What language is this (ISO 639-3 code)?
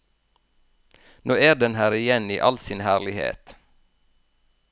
nor